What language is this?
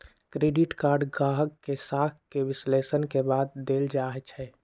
Magahi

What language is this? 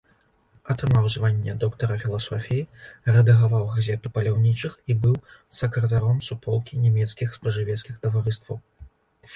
Belarusian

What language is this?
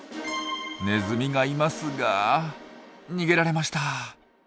Japanese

